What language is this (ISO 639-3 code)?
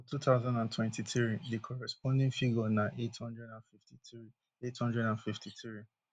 pcm